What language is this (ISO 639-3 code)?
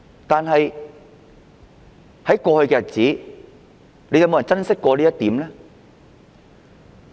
yue